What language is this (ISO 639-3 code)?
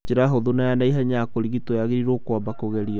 kik